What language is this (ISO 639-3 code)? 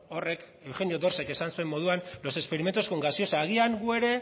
eus